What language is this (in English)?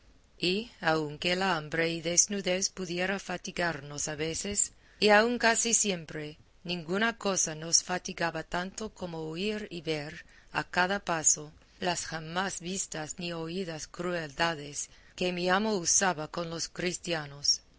Spanish